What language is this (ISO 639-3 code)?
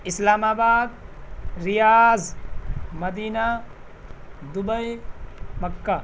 urd